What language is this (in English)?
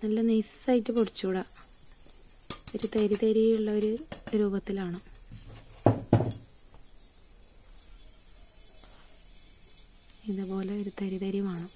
Hindi